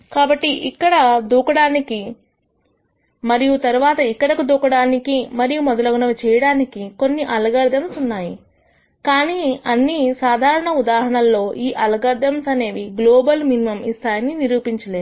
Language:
Telugu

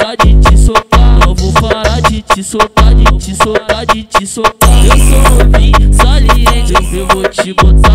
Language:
Portuguese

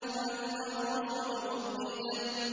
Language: Arabic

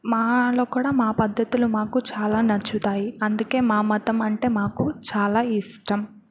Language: Telugu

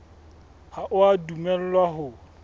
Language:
Southern Sotho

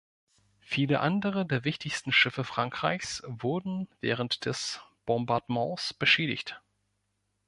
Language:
German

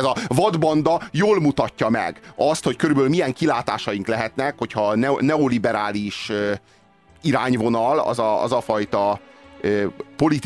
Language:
Hungarian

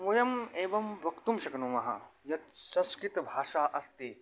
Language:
Sanskrit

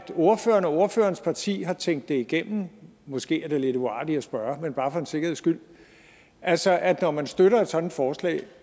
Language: Danish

